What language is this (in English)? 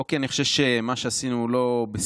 Hebrew